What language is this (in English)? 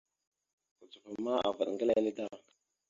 Mada (Cameroon)